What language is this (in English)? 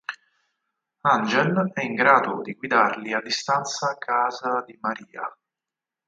Italian